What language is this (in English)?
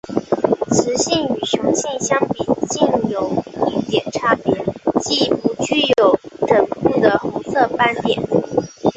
Chinese